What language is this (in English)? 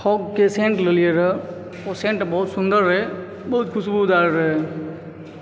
Maithili